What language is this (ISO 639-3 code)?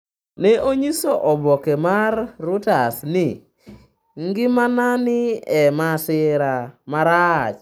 luo